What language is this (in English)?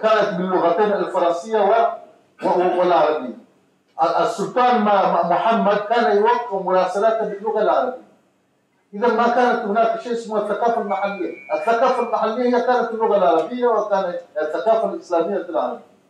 Arabic